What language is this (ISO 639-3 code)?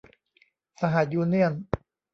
tha